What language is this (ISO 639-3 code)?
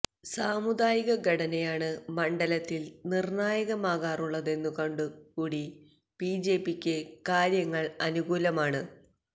mal